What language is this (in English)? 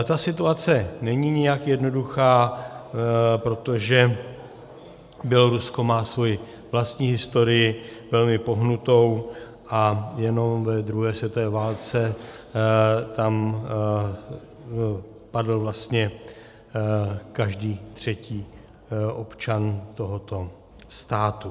Czech